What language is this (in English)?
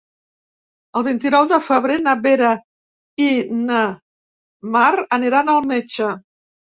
Catalan